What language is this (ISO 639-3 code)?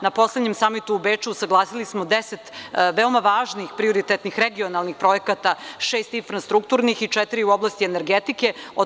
srp